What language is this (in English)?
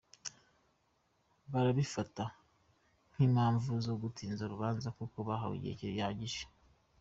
Kinyarwanda